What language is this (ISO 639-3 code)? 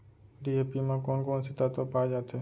hne